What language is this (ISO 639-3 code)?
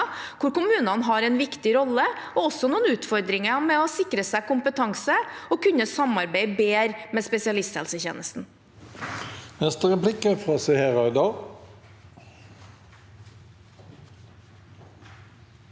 nor